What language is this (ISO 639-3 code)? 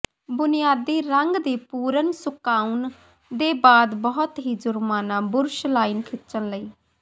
pan